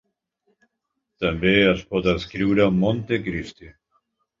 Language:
Catalan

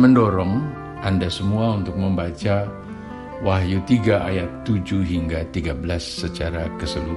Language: Indonesian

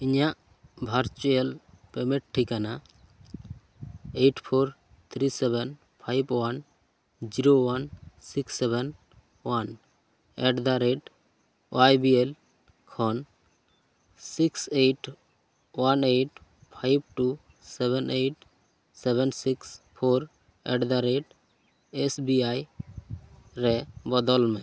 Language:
Santali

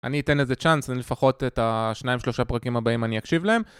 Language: Hebrew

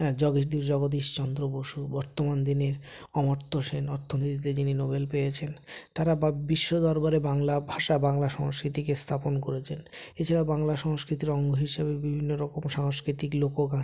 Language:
Bangla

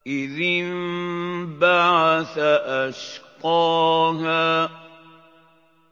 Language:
Arabic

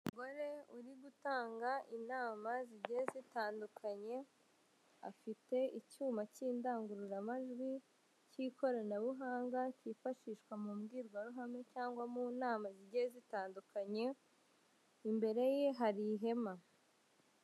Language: Kinyarwanda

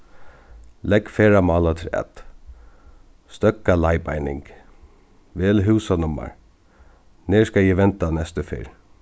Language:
Faroese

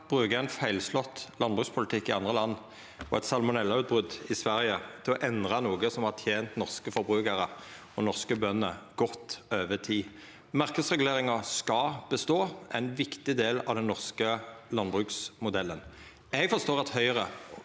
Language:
Norwegian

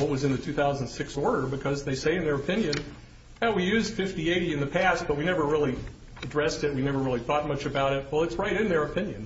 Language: English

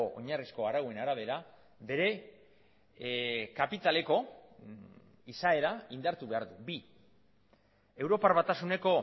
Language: Basque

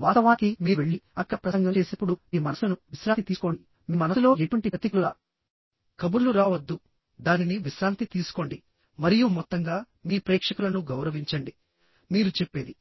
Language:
Telugu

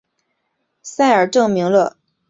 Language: Chinese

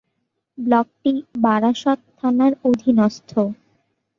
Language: Bangla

